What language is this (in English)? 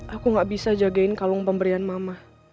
Indonesian